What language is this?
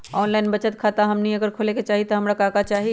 Magahi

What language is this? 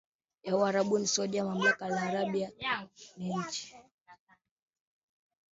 Swahili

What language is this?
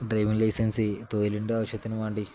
Malayalam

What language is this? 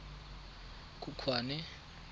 Tswana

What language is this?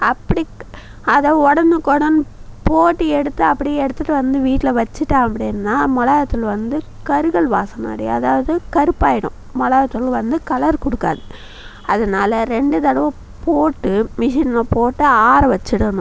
Tamil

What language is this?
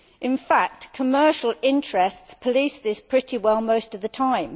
English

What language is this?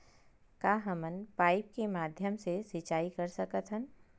Chhattisgarhi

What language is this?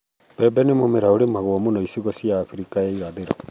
Kikuyu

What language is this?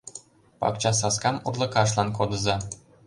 Mari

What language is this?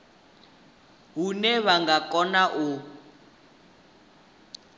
Venda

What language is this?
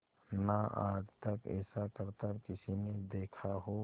Hindi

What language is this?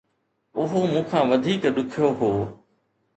Sindhi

